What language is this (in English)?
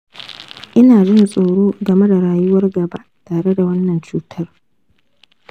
Hausa